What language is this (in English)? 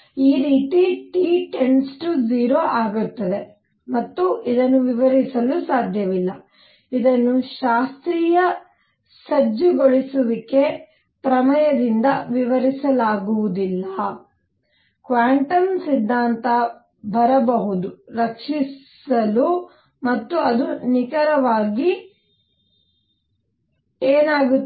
Kannada